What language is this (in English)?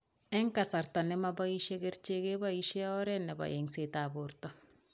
Kalenjin